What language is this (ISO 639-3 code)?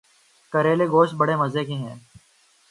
urd